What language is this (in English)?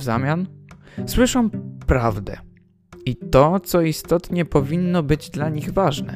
Polish